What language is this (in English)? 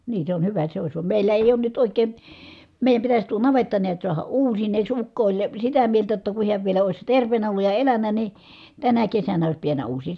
Finnish